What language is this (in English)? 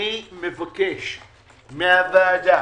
Hebrew